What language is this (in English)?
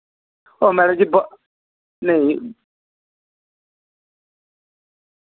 Dogri